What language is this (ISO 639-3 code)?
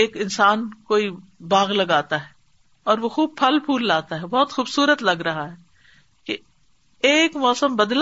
urd